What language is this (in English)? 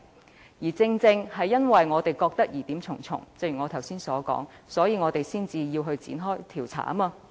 Cantonese